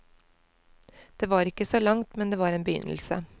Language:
Norwegian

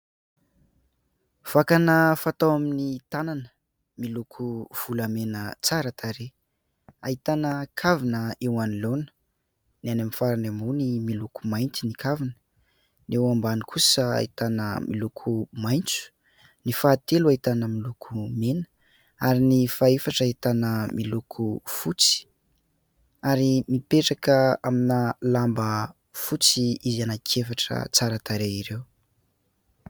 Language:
Malagasy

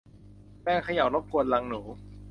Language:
Thai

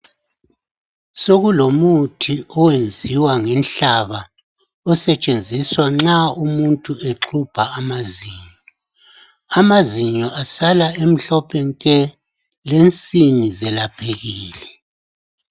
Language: North Ndebele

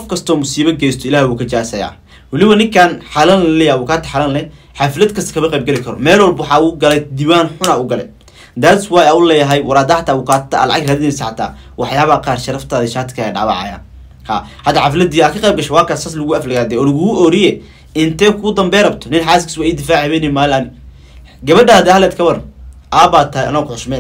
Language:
Arabic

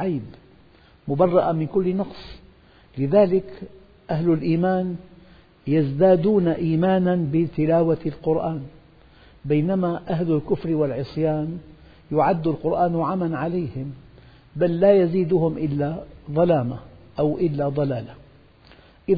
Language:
Arabic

